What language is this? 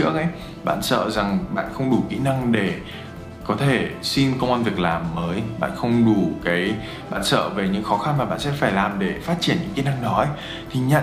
Vietnamese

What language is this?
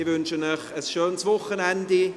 Swiss German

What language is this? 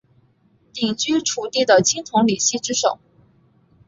Chinese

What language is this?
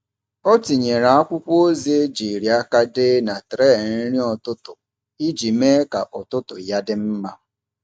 Igbo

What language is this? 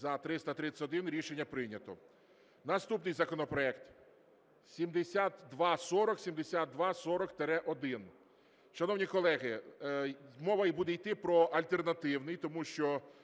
Ukrainian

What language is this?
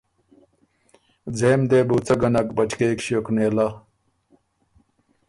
Ormuri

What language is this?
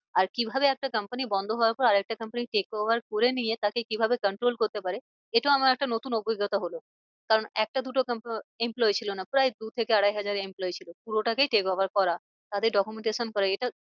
Bangla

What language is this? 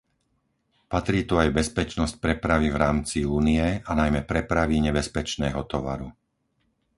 Slovak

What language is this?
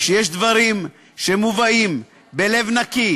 Hebrew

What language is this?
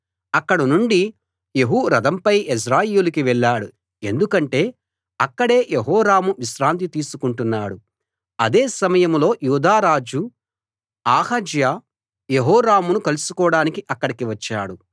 Telugu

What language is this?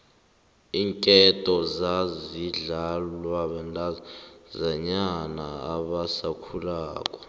South Ndebele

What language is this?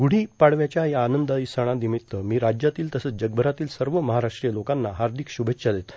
Marathi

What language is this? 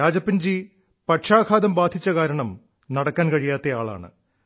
Malayalam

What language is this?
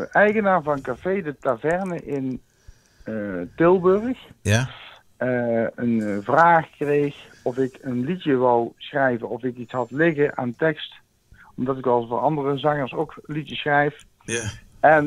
Dutch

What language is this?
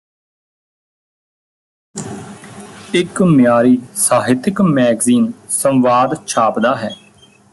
Punjabi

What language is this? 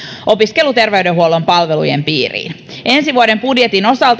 Finnish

